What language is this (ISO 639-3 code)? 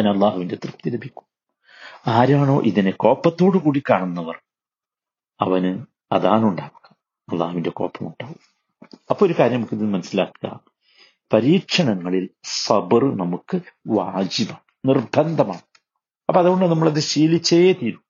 mal